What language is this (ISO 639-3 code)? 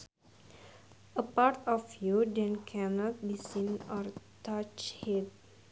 sun